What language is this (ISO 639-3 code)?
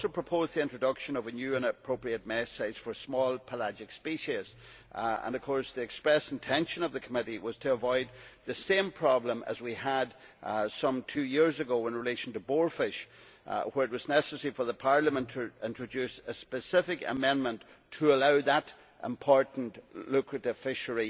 eng